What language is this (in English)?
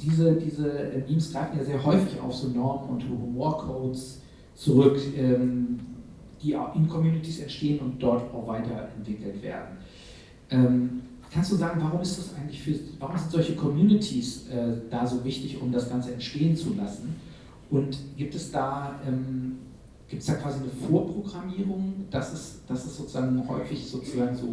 German